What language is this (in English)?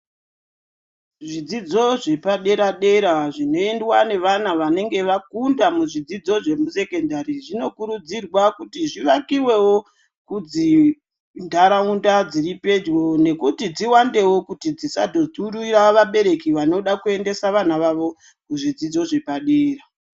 Ndau